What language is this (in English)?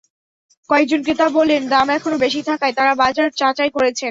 Bangla